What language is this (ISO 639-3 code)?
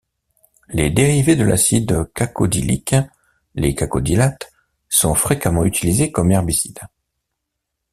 fra